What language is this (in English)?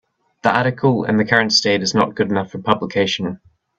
English